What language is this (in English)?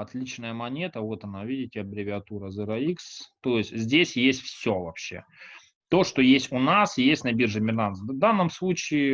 Russian